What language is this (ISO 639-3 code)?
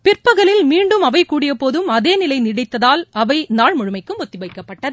tam